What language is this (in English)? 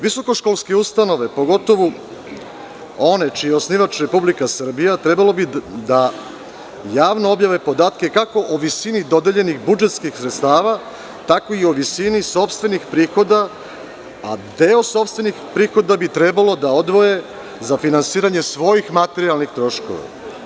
Serbian